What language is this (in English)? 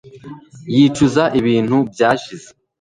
Kinyarwanda